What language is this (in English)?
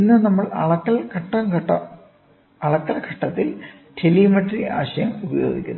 Malayalam